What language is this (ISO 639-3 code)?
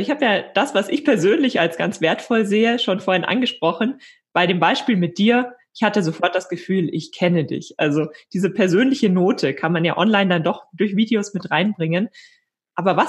deu